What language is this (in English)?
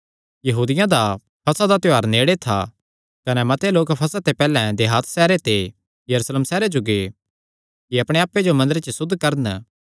Kangri